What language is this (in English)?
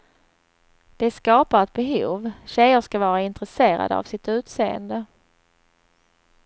Swedish